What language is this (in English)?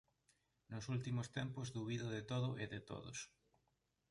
Galician